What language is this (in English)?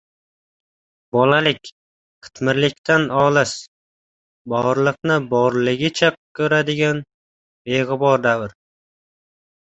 Uzbek